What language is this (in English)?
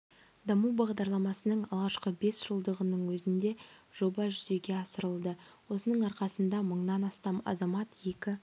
Kazakh